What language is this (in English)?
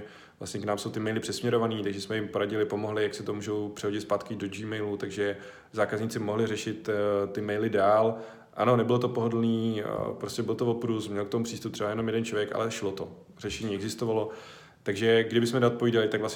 Czech